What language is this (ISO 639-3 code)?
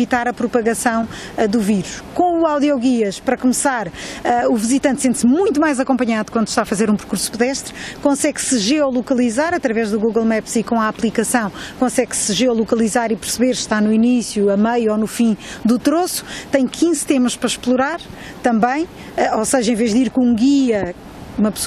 por